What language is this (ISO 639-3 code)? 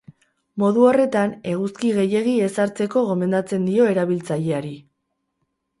eus